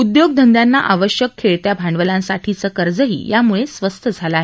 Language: Marathi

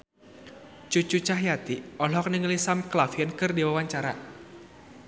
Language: Sundanese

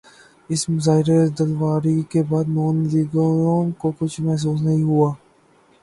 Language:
Urdu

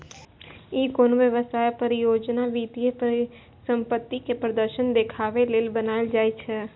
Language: Maithili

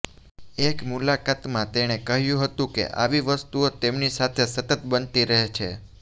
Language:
Gujarati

